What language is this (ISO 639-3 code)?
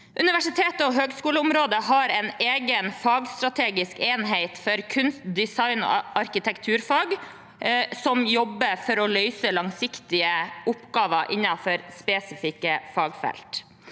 nor